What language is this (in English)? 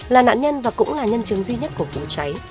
Vietnamese